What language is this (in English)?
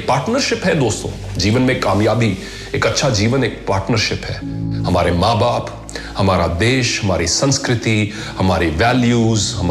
Hindi